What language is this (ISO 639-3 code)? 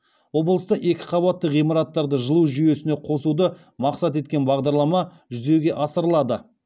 kaz